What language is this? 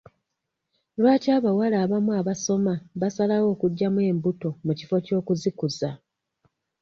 Ganda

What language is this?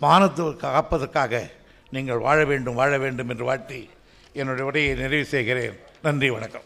Tamil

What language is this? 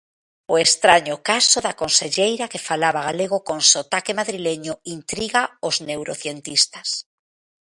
Galician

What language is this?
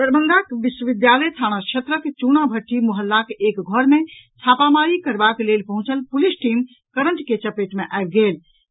Maithili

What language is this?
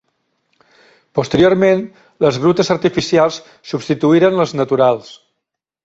Catalan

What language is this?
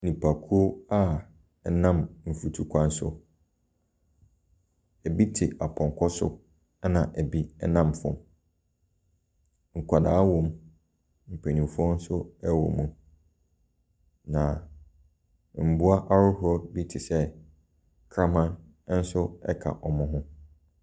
Akan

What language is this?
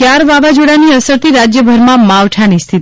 Gujarati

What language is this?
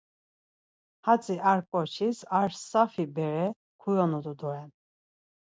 Laz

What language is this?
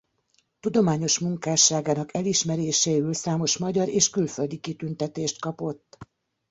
Hungarian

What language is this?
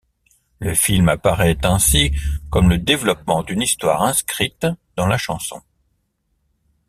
French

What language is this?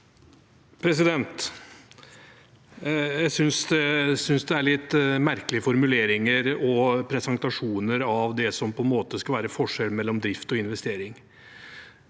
Norwegian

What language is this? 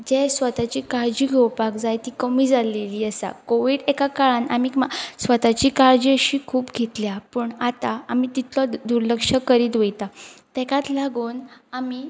Konkani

